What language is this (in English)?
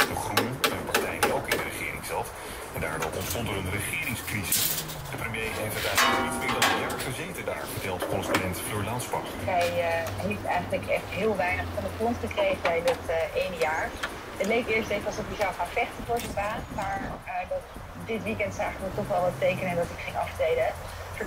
Dutch